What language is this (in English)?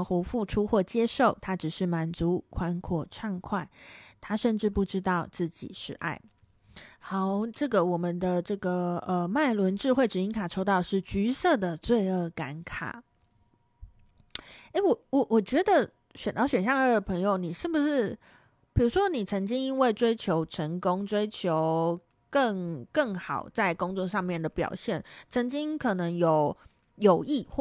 Chinese